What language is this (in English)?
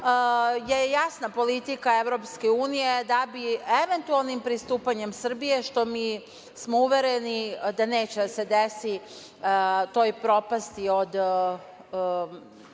Serbian